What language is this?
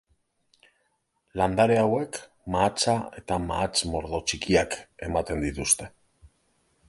Basque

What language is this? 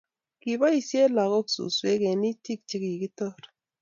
Kalenjin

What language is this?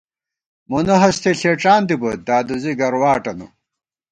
Gawar-Bati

